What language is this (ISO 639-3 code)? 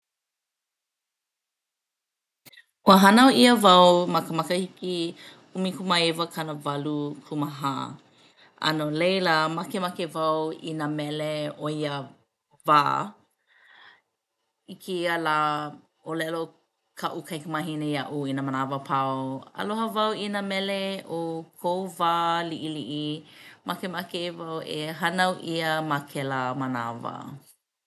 haw